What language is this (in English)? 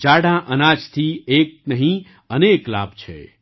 Gujarati